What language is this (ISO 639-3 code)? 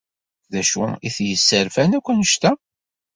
kab